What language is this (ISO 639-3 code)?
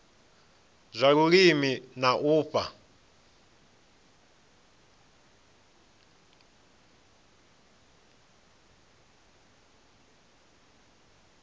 ven